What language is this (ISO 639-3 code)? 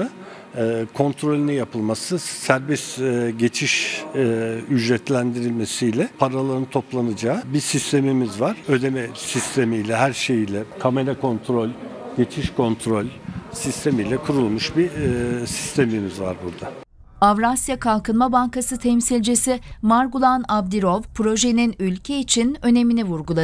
tur